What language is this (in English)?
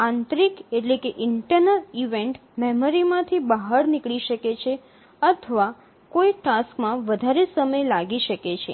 Gujarati